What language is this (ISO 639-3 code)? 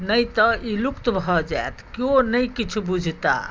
mai